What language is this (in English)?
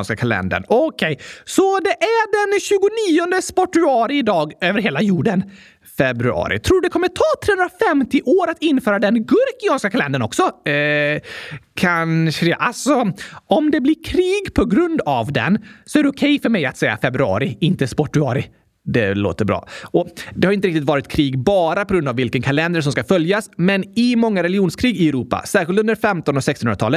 Swedish